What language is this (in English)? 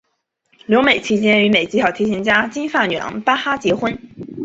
Chinese